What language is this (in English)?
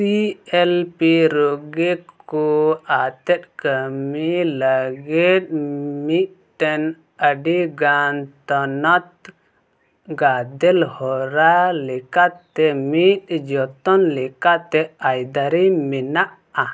Santali